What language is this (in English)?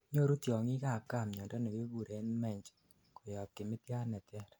Kalenjin